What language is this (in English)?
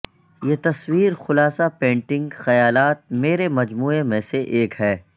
Urdu